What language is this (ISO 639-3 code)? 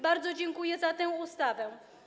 pol